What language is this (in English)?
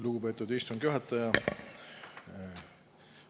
Estonian